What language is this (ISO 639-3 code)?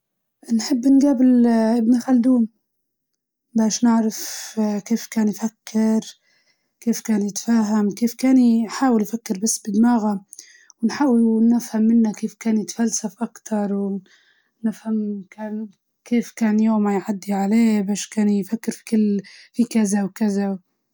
ayl